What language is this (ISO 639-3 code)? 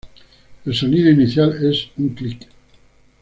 spa